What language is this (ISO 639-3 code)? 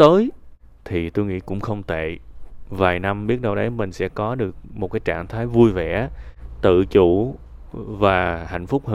vie